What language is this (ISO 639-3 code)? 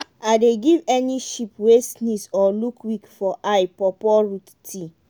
pcm